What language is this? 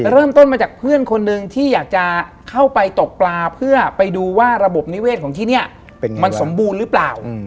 Thai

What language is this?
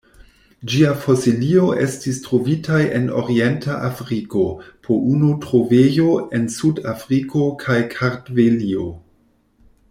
Esperanto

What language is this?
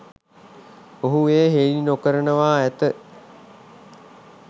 Sinhala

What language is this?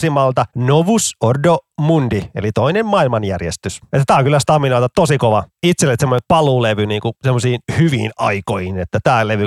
Finnish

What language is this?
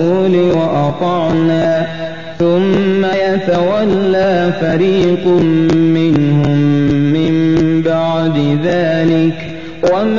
Arabic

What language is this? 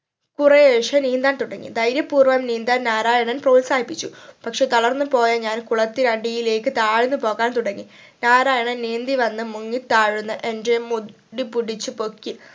Malayalam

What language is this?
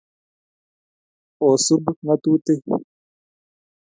Kalenjin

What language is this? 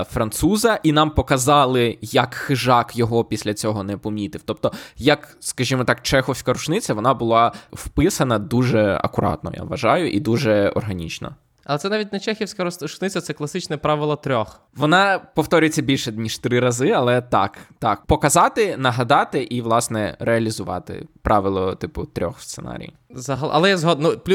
Ukrainian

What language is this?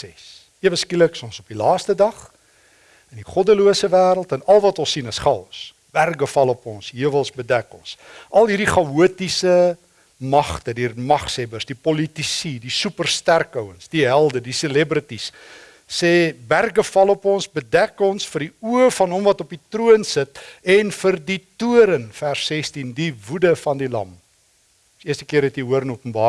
Dutch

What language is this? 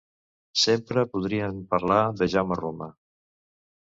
Catalan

